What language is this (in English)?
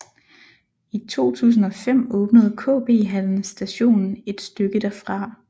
Danish